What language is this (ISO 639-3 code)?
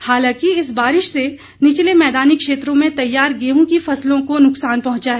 hin